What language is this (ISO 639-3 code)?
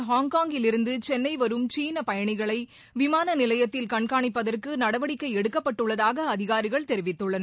tam